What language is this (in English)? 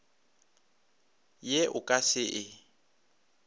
Northern Sotho